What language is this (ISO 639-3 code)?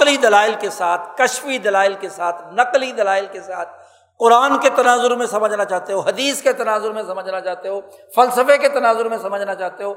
urd